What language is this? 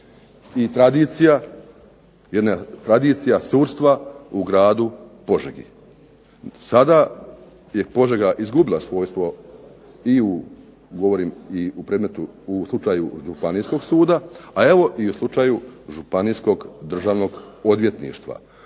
Croatian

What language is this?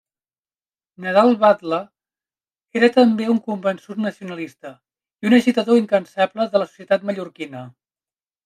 Catalan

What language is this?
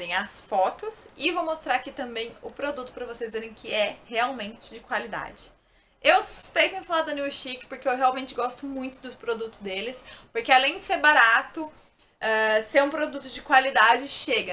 Portuguese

